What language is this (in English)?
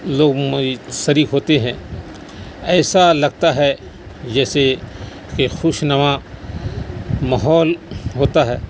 Urdu